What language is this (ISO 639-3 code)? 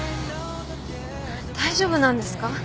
jpn